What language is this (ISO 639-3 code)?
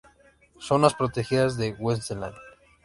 spa